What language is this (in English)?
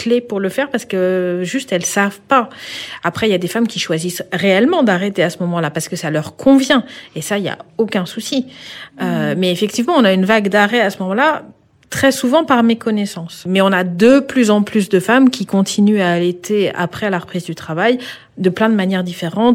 French